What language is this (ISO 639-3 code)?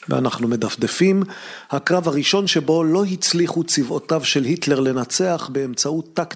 heb